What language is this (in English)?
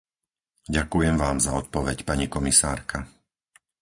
Slovak